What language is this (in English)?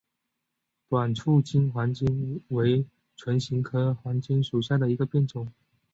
Chinese